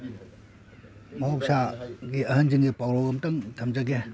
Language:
Manipuri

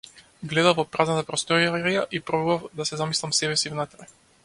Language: Macedonian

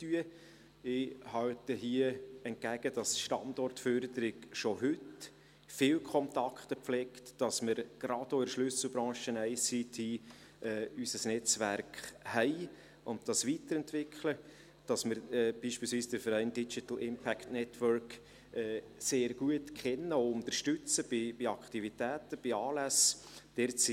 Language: Swiss German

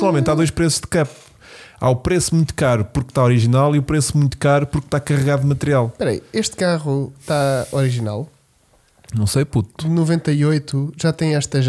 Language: Portuguese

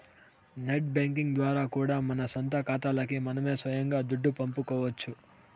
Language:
Telugu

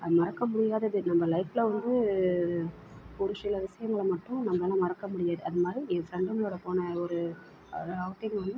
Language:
Tamil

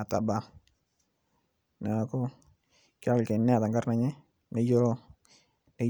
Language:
Masai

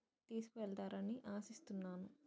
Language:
Telugu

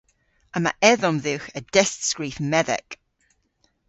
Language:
Cornish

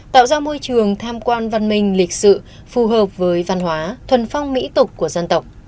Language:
Vietnamese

